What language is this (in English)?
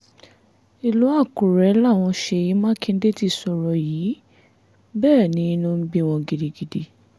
Yoruba